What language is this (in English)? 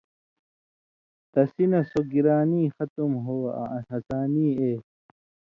Indus Kohistani